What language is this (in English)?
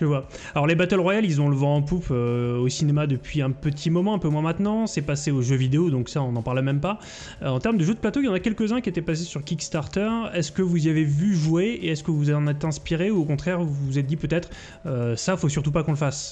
French